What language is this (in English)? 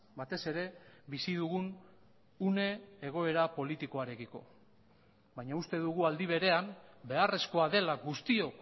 Basque